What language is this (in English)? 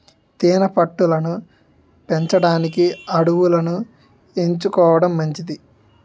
Telugu